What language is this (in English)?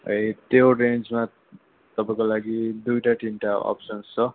Nepali